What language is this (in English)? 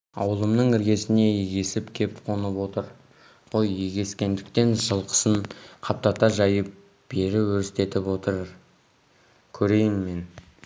Kazakh